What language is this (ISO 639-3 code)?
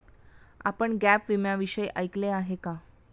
mar